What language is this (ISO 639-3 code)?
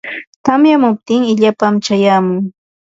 qva